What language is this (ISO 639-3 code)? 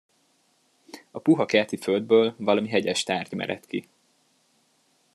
hun